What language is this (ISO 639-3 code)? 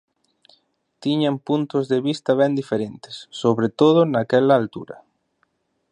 glg